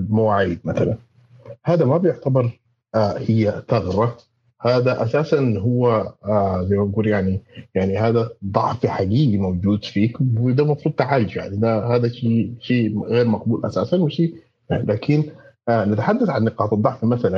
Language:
Arabic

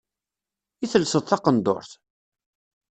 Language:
Kabyle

